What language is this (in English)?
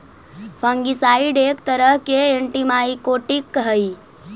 Magahi